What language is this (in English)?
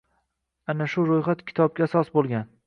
Uzbek